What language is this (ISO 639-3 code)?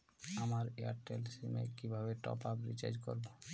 ben